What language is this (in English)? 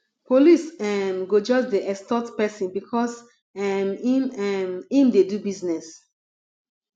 Nigerian Pidgin